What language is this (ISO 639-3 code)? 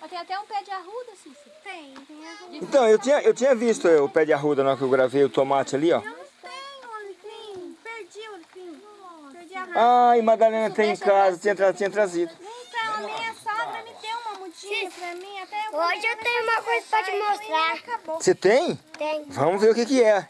por